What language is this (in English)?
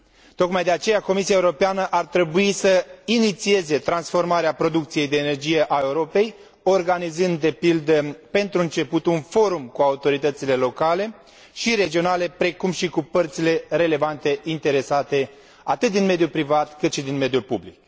Romanian